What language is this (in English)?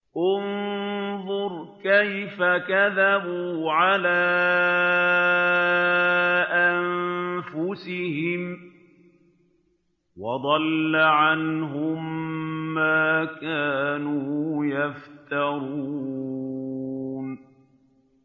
Arabic